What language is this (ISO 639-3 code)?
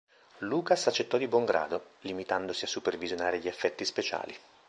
ita